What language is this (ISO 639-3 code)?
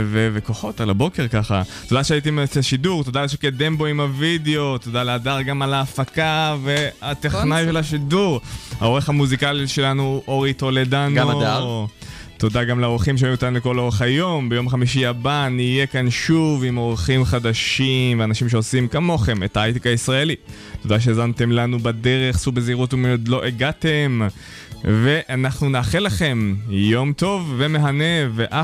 heb